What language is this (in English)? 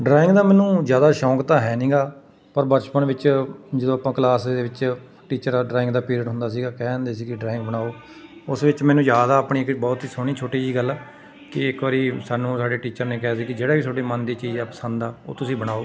Punjabi